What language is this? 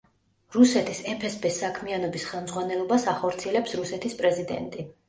Georgian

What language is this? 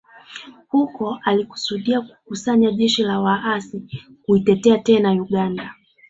Swahili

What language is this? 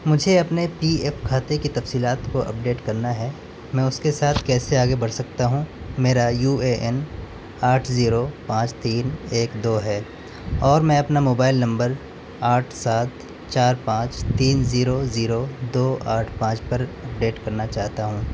Urdu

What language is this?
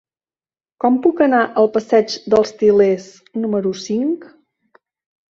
Catalan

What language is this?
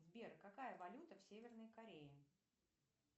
Russian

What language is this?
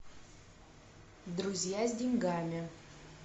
Russian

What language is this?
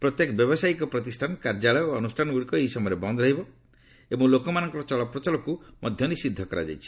Odia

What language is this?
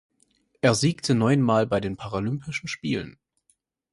German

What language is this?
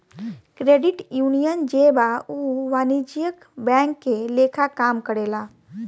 Bhojpuri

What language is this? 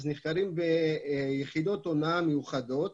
Hebrew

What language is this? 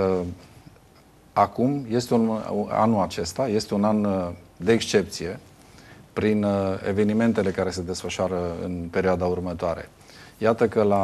Romanian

